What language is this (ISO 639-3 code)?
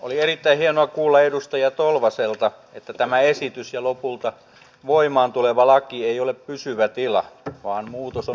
fin